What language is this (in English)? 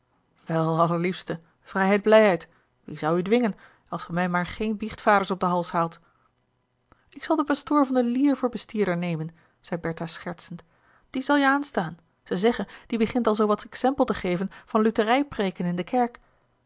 Dutch